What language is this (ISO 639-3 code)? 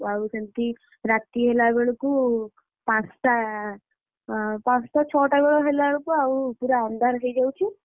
ori